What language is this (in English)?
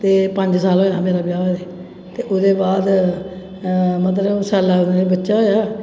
Dogri